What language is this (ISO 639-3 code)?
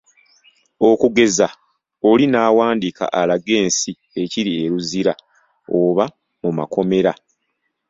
lug